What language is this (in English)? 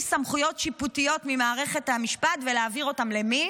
Hebrew